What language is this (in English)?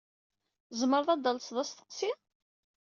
Kabyle